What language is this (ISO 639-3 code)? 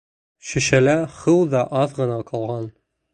bak